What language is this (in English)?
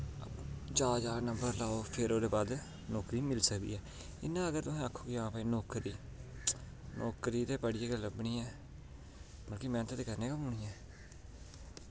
Dogri